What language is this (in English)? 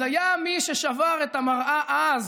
Hebrew